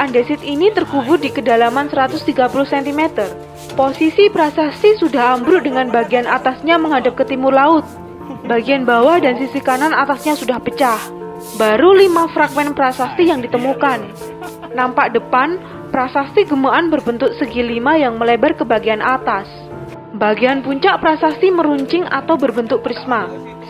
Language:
Indonesian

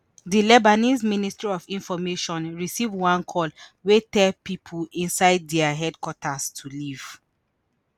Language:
Nigerian Pidgin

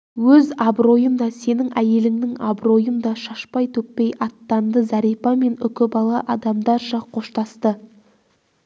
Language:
Kazakh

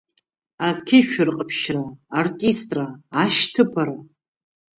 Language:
Abkhazian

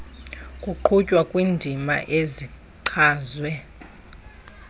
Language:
Xhosa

